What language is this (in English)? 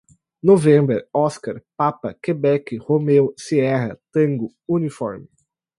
Portuguese